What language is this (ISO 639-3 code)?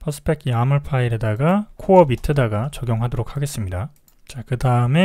kor